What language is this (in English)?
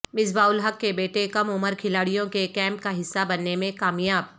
Urdu